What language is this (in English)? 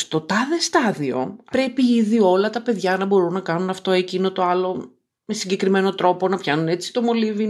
Greek